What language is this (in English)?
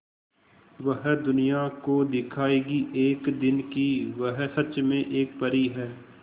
Hindi